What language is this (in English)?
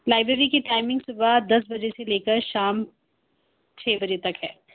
Urdu